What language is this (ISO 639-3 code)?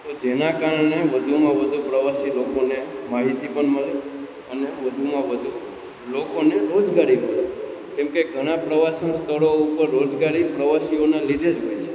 guj